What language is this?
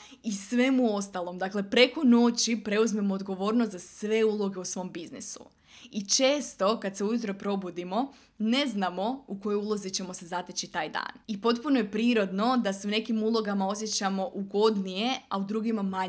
Croatian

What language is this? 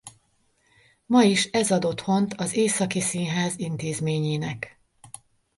Hungarian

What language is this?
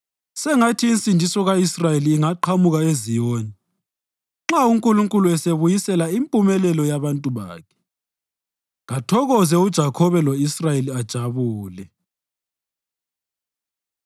North Ndebele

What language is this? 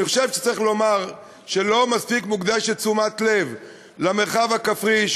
Hebrew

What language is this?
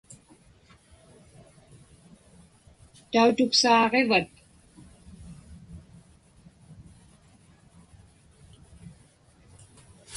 Inupiaq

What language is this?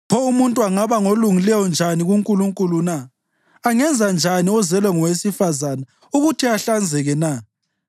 North Ndebele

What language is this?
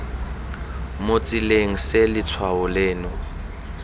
Tswana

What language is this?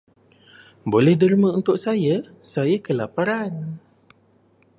Malay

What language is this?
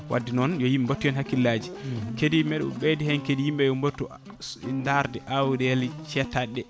Fula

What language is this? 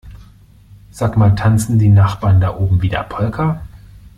German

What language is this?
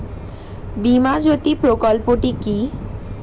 Bangla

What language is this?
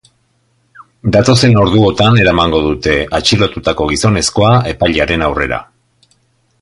Basque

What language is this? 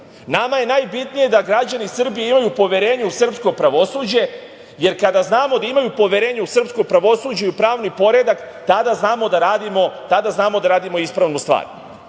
Serbian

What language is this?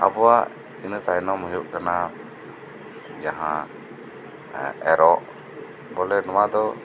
Santali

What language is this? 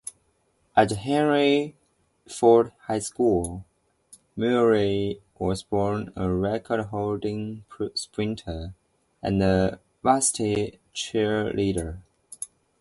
English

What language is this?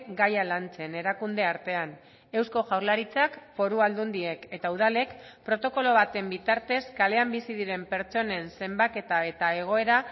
Basque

